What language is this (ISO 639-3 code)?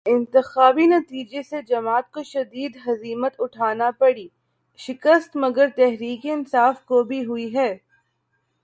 urd